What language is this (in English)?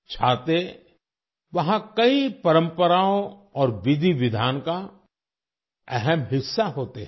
Hindi